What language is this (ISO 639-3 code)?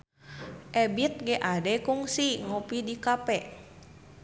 sun